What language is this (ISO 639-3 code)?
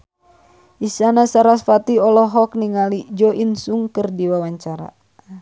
sun